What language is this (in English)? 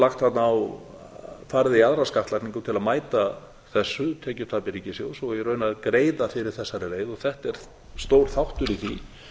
Icelandic